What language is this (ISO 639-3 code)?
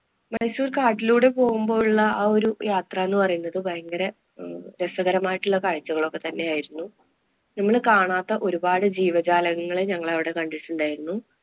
mal